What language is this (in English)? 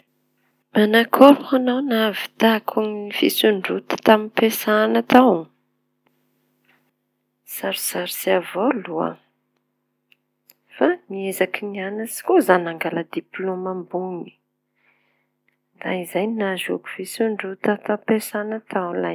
Tanosy Malagasy